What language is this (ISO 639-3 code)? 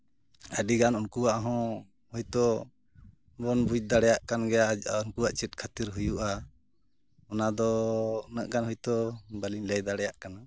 sat